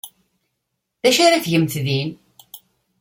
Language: Kabyle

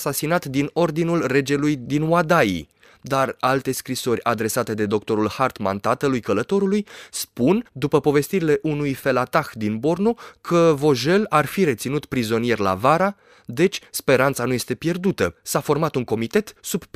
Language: Romanian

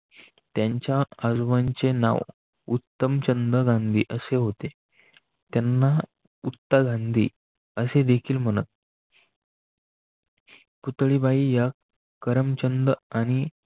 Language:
Marathi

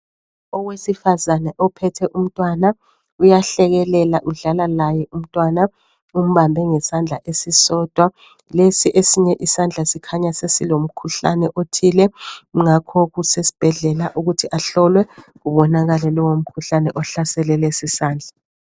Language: North Ndebele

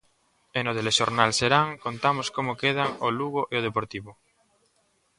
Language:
Galician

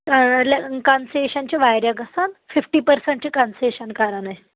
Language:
Kashmiri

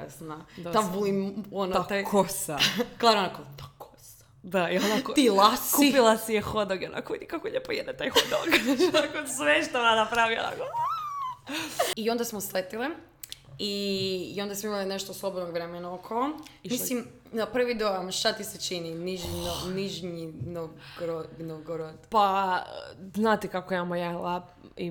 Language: Croatian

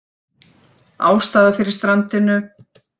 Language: Icelandic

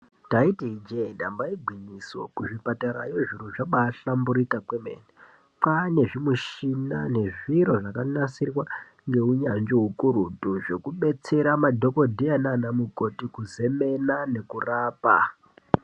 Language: Ndau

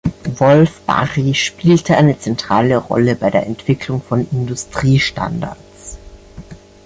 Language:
German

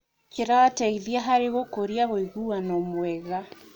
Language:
Kikuyu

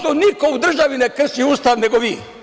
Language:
Serbian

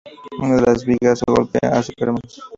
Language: Spanish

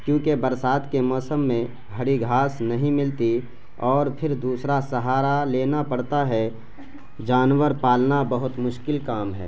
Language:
Urdu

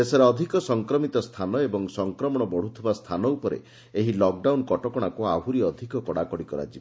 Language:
Odia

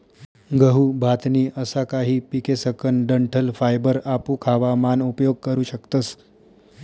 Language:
Marathi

